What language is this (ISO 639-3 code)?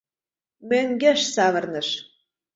chm